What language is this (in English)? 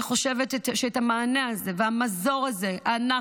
Hebrew